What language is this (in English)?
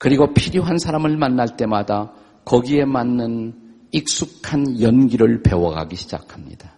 Korean